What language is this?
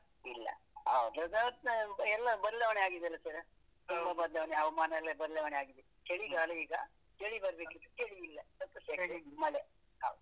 Kannada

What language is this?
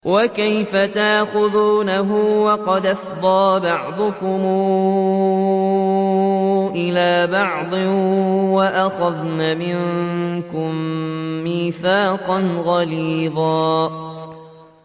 Arabic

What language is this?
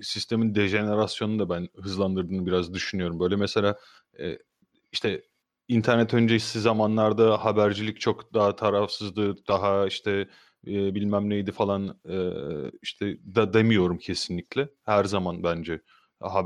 Turkish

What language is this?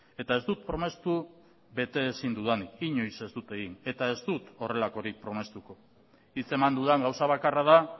Basque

